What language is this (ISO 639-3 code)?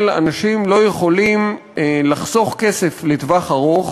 heb